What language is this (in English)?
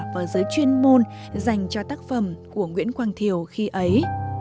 Vietnamese